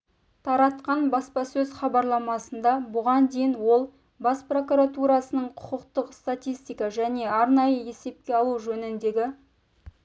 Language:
Kazakh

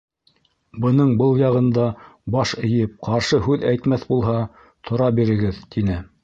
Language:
Bashkir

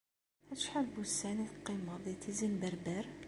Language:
Kabyle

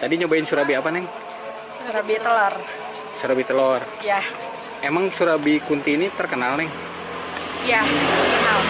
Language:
Indonesian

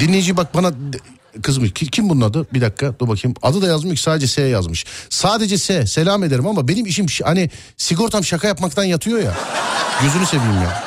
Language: Turkish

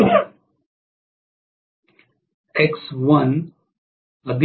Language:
Marathi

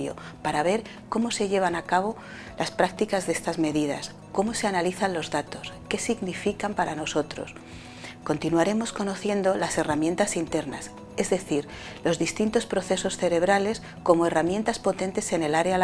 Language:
Spanish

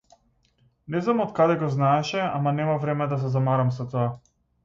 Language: Macedonian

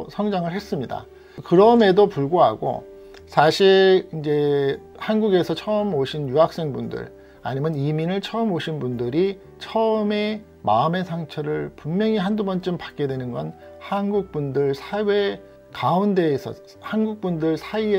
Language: Korean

